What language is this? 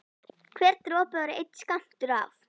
Icelandic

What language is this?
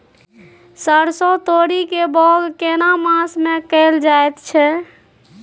Maithili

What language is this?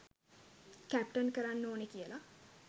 Sinhala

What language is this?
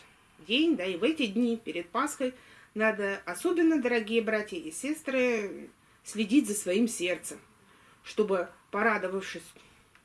Russian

